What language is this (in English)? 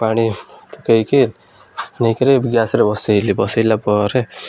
Odia